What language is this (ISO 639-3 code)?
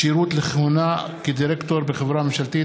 heb